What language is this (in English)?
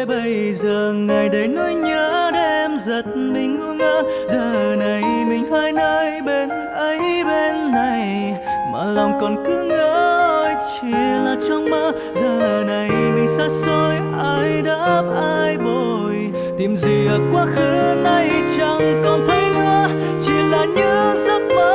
Vietnamese